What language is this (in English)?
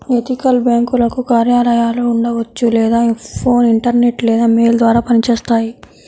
Telugu